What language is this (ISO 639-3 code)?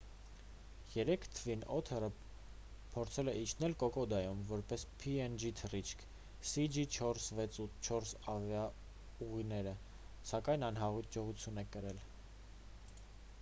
hye